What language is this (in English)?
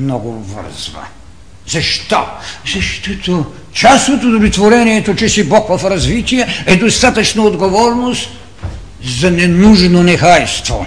Bulgarian